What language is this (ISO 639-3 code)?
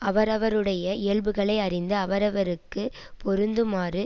tam